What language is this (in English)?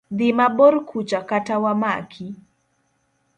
Luo (Kenya and Tanzania)